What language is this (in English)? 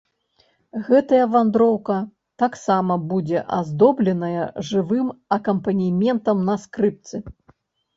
Belarusian